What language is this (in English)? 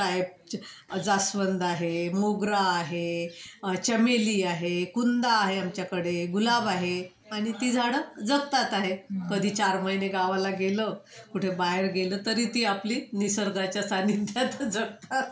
Marathi